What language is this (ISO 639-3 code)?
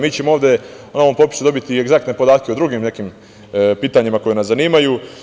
srp